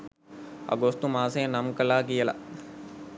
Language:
Sinhala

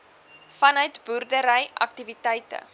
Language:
Afrikaans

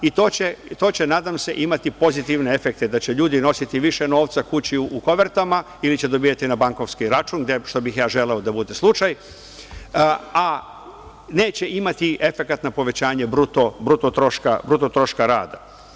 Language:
Serbian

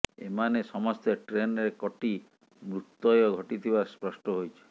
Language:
Odia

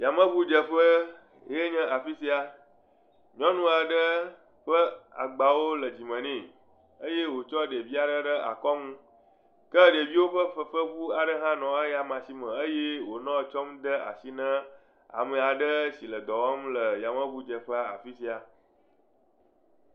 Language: Ewe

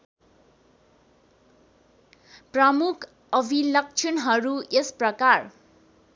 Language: Nepali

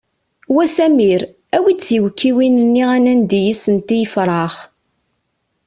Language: Kabyle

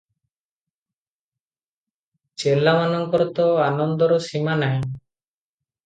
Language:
Odia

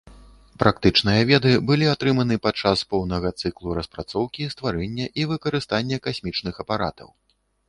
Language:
Belarusian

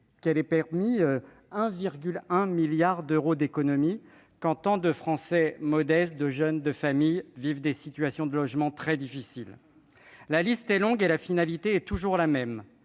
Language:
French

